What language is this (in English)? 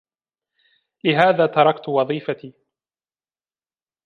Arabic